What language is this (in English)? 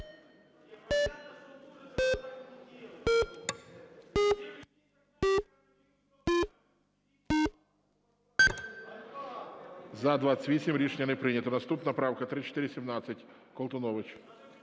Ukrainian